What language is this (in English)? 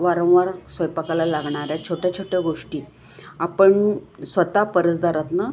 Marathi